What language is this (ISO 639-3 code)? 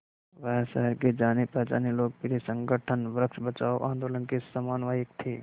hin